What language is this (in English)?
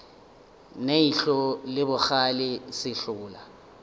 Northern Sotho